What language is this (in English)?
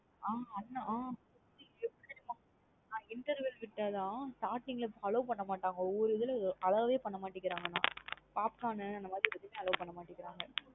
Tamil